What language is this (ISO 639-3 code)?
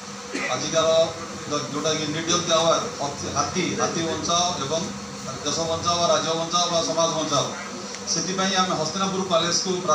ara